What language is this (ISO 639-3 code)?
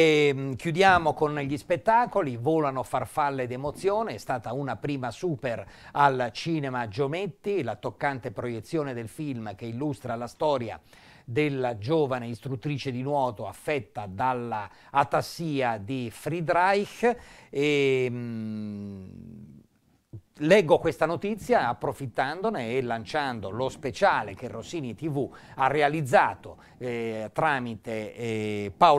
ita